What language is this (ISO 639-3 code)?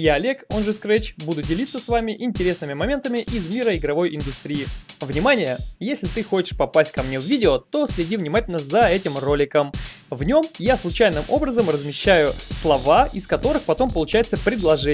rus